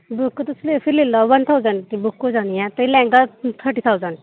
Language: Dogri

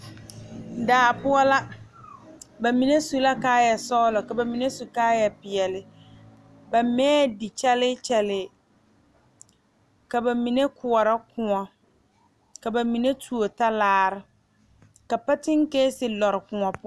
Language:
Southern Dagaare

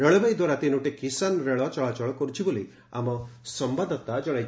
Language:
Odia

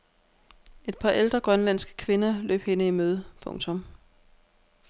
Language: Danish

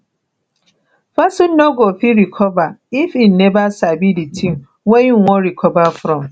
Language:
Nigerian Pidgin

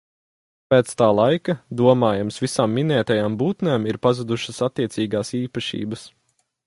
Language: Latvian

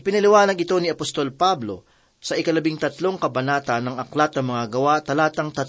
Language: Filipino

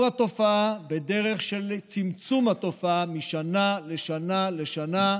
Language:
Hebrew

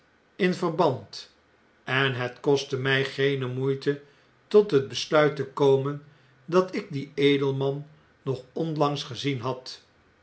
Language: Dutch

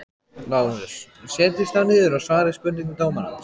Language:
Icelandic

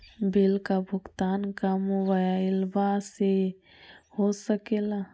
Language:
Magahi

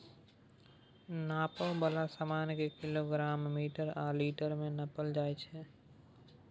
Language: Maithili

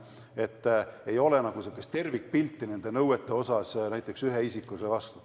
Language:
Estonian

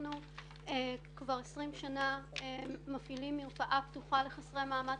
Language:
Hebrew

